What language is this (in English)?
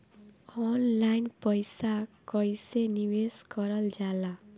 Bhojpuri